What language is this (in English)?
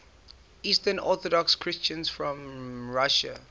English